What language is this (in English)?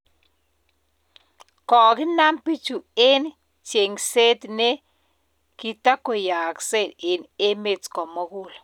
Kalenjin